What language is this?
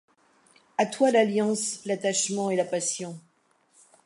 French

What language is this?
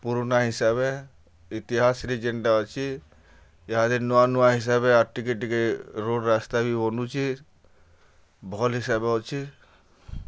Odia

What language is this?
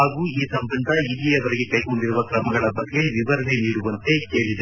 Kannada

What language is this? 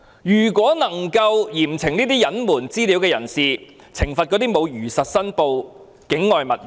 Cantonese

